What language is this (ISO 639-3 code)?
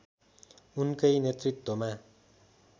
nep